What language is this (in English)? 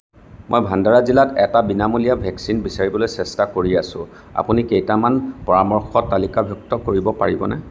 Assamese